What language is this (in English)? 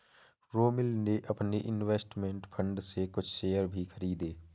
Hindi